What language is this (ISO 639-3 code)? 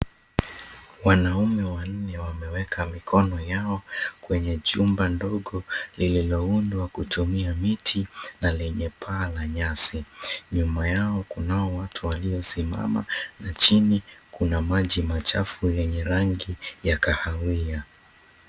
swa